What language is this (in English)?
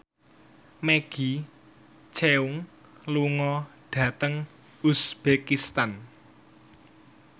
Javanese